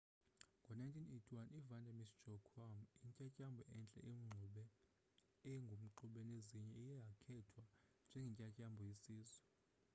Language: Xhosa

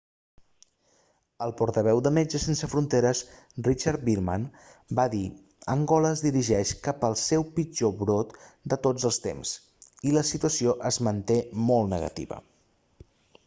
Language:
Catalan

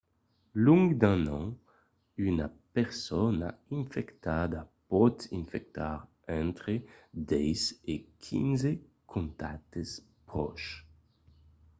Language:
Occitan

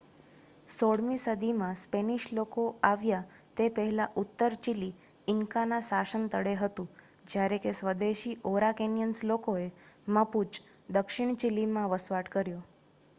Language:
Gujarati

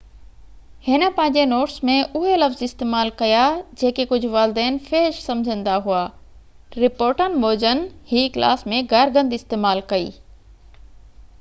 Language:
Sindhi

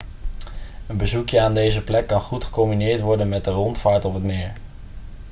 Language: Dutch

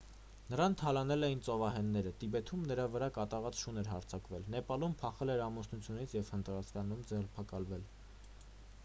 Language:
Armenian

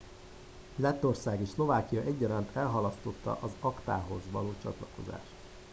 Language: Hungarian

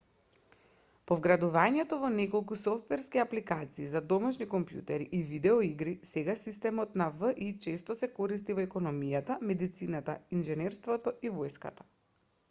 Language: Macedonian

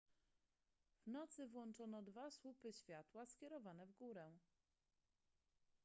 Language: Polish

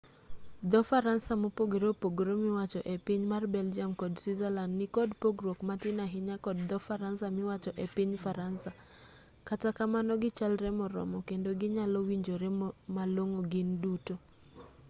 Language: Luo (Kenya and Tanzania)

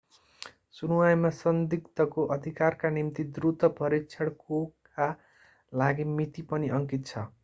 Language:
Nepali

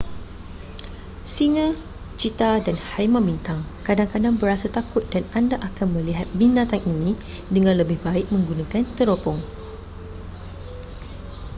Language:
Malay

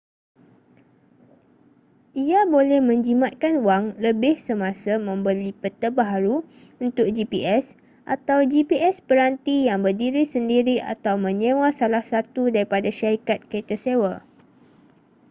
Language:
Malay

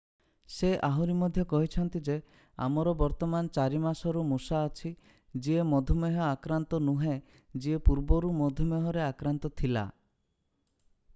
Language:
Odia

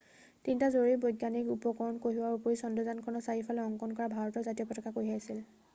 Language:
Assamese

